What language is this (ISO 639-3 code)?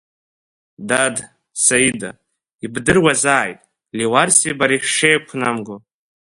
abk